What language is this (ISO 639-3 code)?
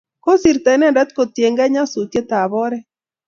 kln